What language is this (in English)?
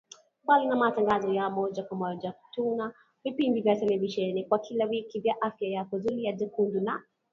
Swahili